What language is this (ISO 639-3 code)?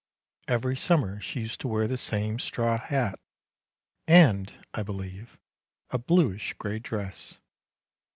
eng